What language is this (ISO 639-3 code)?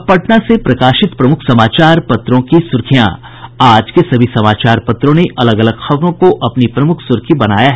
hin